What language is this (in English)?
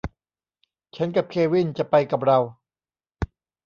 Thai